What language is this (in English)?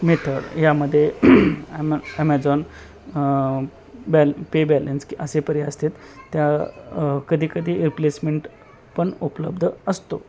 Marathi